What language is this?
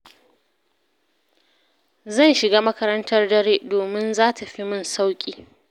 Hausa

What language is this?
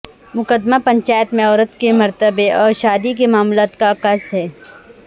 Urdu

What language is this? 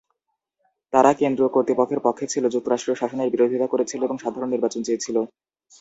Bangla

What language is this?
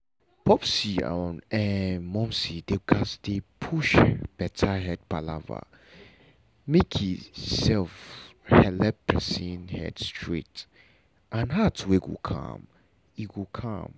Nigerian Pidgin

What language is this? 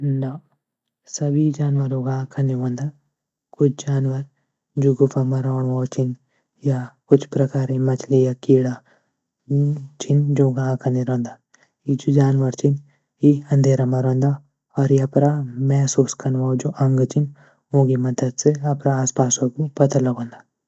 Garhwali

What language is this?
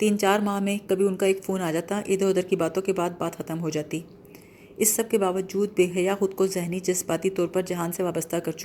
Urdu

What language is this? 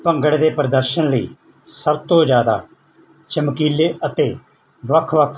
Punjabi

